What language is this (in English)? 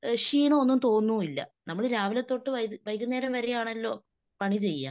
Malayalam